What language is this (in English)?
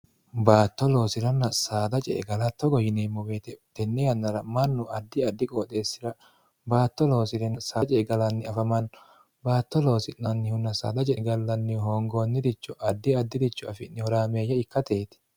Sidamo